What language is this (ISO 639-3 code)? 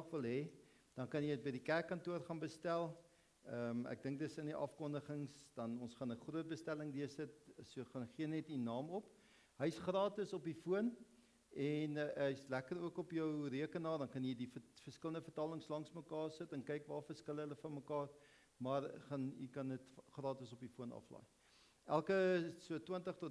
nld